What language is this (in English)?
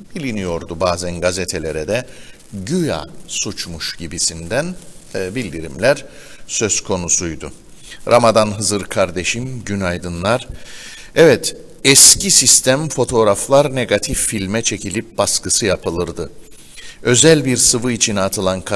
Turkish